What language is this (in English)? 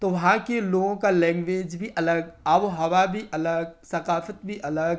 Urdu